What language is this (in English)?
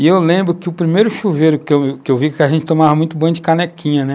Portuguese